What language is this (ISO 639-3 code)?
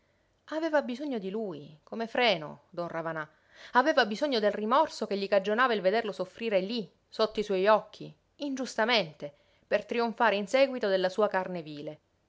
ita